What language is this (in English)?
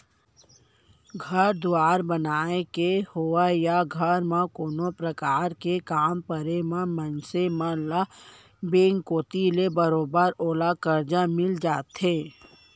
Chhattisgarhi